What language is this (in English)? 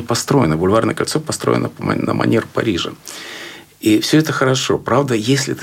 Russian